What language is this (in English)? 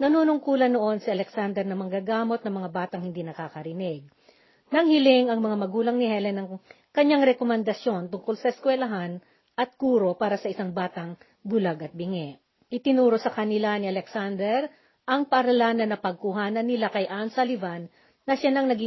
Filipino